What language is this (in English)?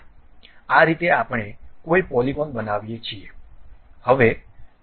Gujarati